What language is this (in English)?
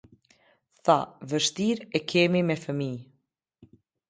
Albanian